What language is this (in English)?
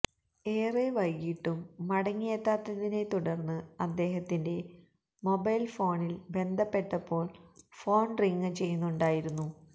Malayalam